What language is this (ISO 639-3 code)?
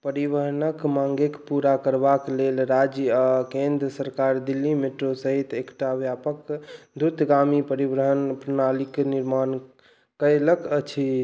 mai